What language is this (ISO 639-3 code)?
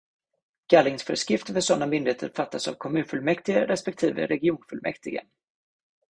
swe